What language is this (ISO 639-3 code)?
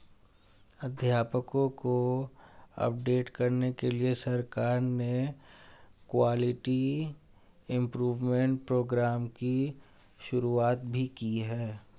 hin